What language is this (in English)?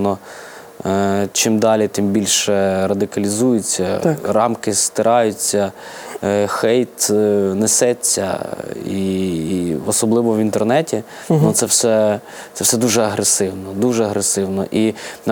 Ukrainian